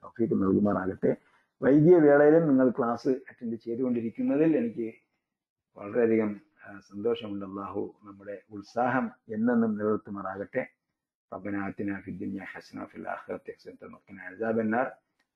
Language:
Malayalam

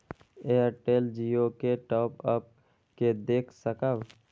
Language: Maithili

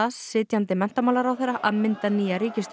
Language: Icelandic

